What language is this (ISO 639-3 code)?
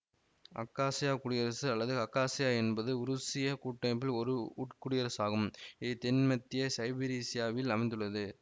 tam